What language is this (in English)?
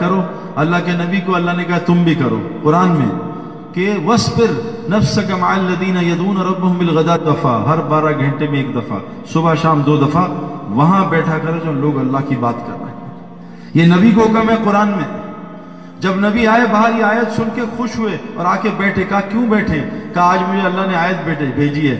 Urdu